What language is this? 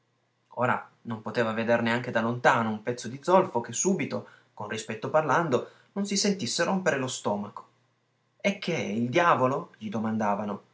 Italian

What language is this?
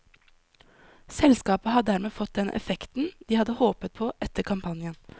Norwegian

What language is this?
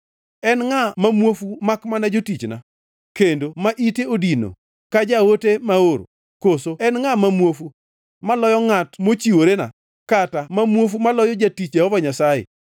Luo (Kenya and Tanzania)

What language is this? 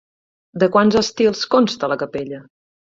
Catalan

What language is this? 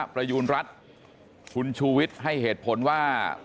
Thai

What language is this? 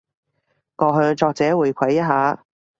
Cantonese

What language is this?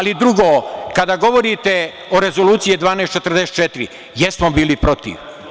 Serbian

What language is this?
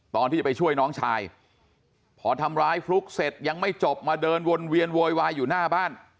Thai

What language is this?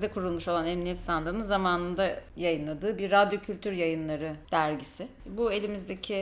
Turkish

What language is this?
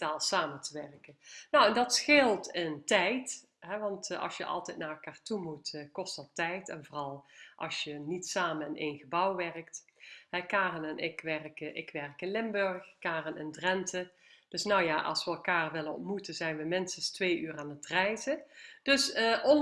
Dutch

